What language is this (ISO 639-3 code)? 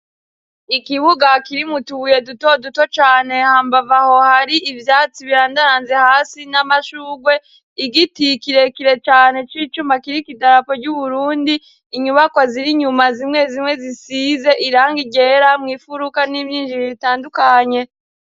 run